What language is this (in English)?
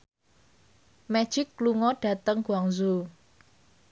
Javanese